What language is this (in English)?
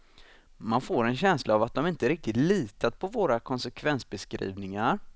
Swedish